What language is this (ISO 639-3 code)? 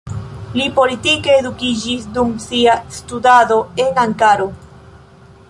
epo